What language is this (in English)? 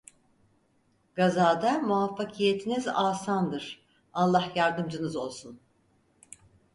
Turkish